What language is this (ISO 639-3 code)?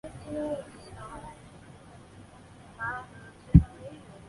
zho